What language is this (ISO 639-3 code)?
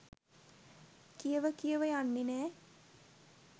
sin